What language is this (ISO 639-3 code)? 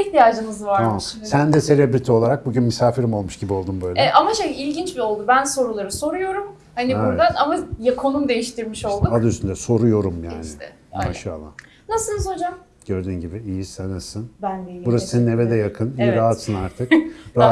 tur